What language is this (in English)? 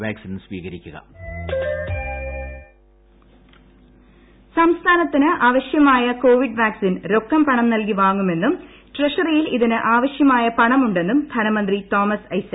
Malayalam